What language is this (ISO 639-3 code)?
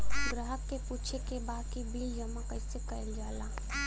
bho